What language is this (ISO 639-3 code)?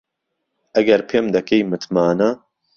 ckb